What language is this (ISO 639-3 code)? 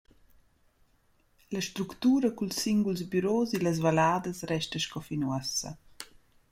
roh